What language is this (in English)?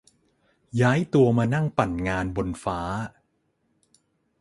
Thai